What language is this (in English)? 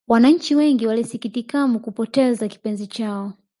Swahili